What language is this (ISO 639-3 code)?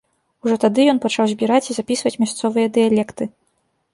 bel